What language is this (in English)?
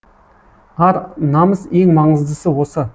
Kazakh